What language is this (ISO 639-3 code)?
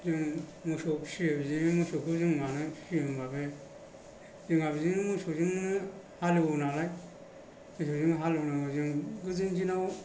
brx